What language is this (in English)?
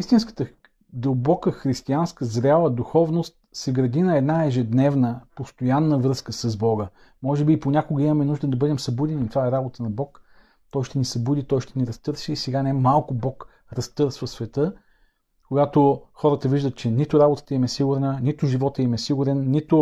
Bulgarian